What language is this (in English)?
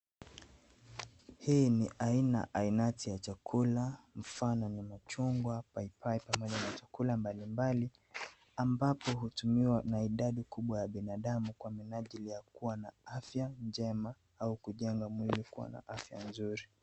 Swahili